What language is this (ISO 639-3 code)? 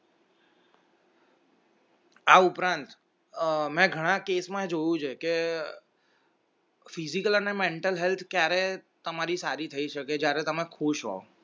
guj